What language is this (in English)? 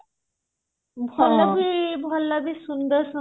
Odia